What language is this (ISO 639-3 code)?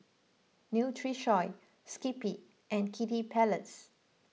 eng